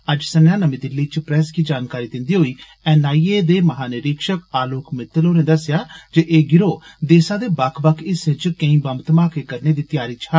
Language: Dogri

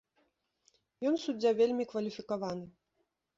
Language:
Belarusian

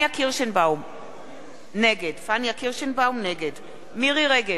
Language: Hebrew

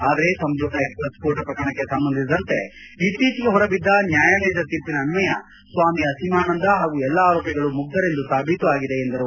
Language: Kannada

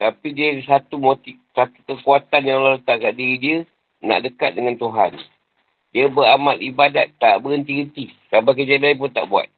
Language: Malay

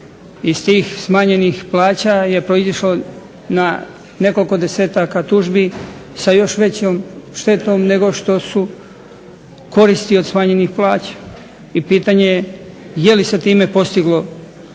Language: Croatian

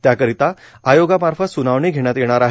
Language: Marathi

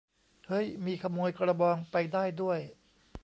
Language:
Thai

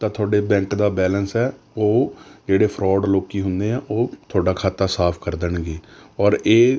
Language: Punjabi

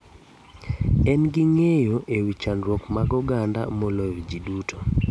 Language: Luo (Kenya and Tanzania)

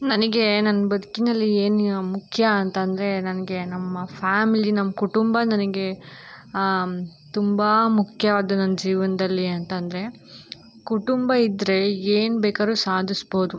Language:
Kannada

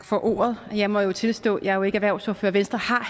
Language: Danish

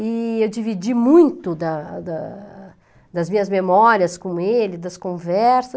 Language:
Portuguese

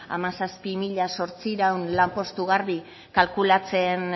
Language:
Basque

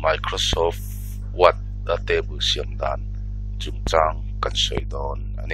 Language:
Romanian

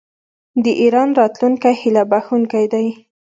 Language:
Pashto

